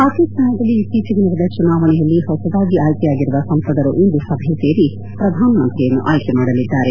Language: Kannada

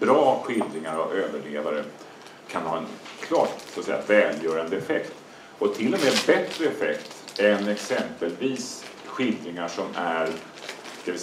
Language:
Swedish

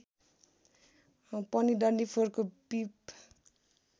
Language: Nepali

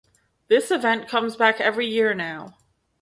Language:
English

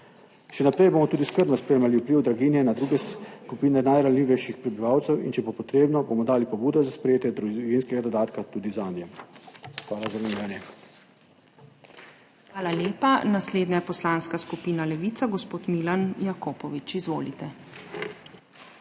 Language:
Slovenian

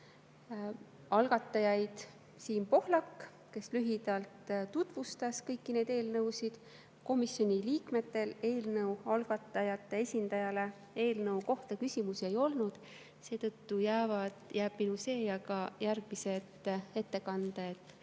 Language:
Estonian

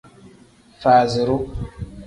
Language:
Tem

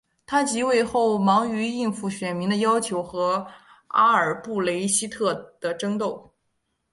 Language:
Chinese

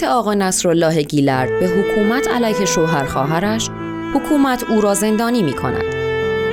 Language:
Persian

